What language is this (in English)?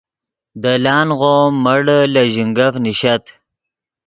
Yidgha